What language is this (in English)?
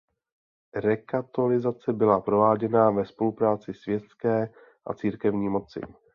Czech